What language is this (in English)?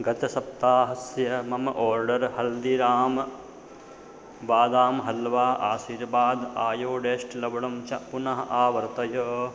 Sanskrit